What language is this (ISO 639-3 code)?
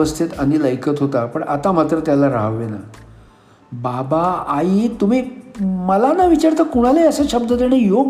mar